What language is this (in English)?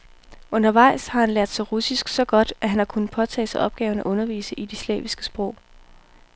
Danish